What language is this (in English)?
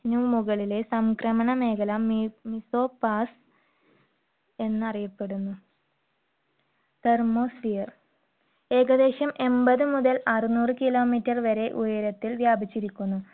Malayalam